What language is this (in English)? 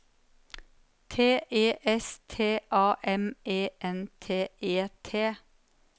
Norwegian